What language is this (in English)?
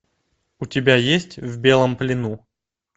Russian